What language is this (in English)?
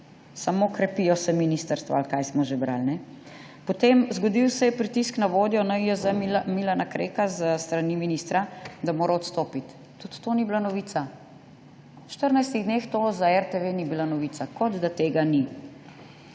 Slovenian